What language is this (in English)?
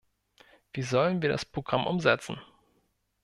German